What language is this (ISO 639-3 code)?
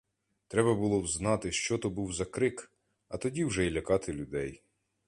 ukr